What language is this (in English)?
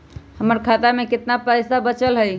Magahi